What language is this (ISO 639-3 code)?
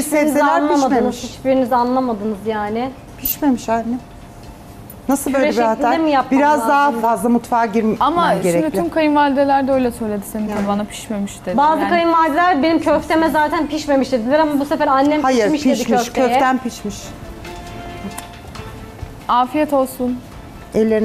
tur